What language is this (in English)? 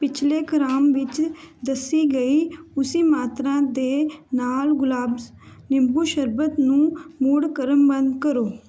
Punjabi